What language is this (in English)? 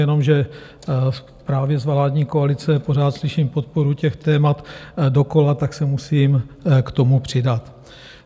Czech